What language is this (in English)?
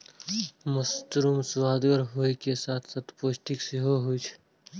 Maithili